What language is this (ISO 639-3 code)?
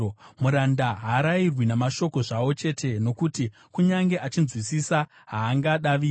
sna